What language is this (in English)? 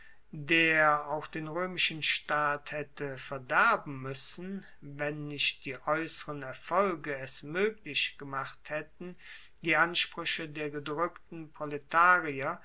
German